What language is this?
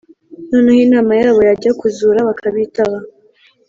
Kinyarwanda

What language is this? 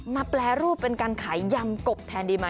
Thai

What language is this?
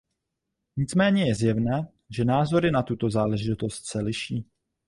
Czech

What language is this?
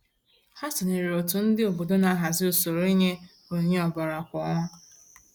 Igbo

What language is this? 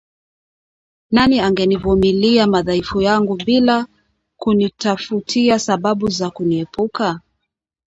Swahili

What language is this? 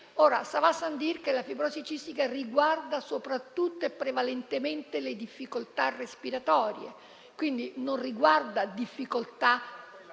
Italian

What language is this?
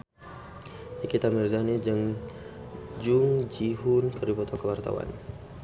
Sundanese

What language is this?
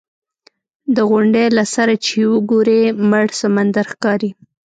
Pashto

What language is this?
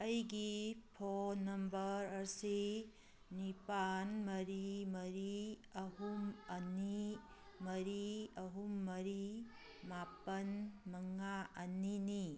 Manipuri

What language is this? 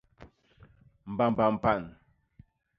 Basaa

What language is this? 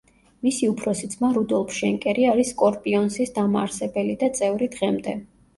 Georgian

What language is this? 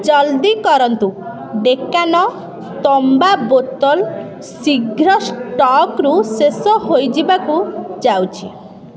Odia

